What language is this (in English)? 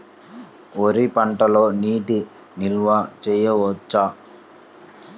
Telugu